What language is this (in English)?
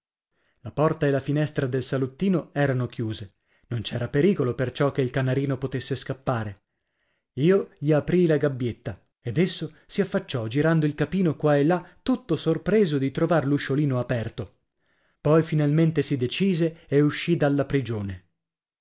Italian